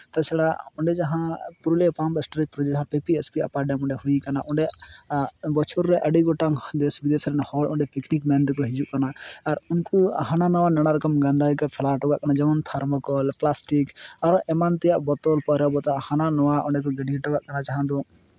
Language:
Santali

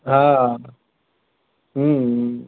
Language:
Sindhi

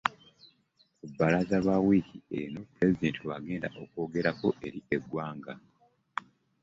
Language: Ganda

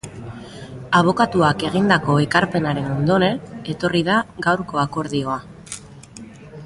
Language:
Basque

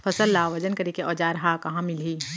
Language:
Chhattisgarhi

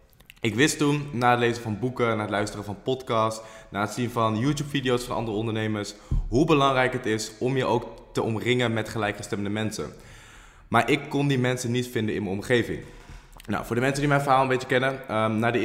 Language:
Dutch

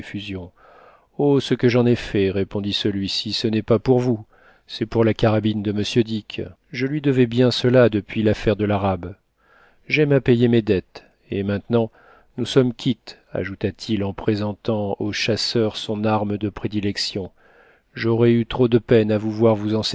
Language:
French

